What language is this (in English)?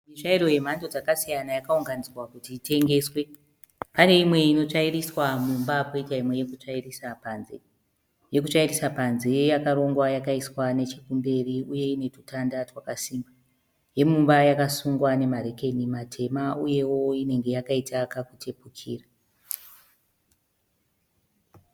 Shona